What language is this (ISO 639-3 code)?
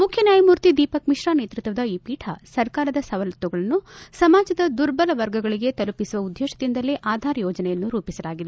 kan